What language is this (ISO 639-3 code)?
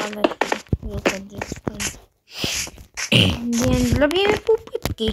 pol